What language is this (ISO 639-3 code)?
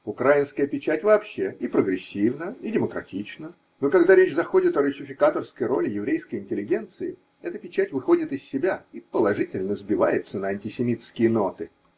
rus